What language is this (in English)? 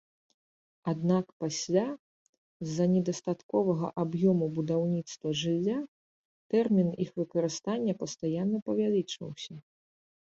Belarusian